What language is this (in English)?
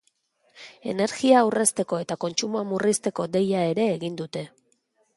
Basque